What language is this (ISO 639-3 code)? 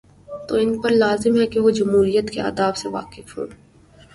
urd